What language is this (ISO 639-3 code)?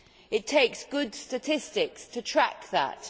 eng